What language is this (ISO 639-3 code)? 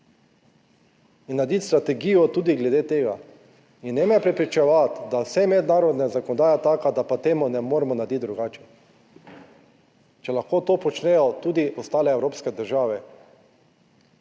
slv